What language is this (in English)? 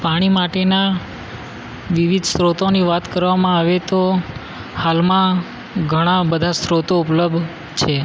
Gujarati